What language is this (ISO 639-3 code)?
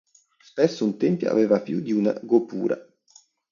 ita